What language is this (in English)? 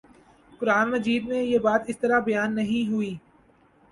Urdu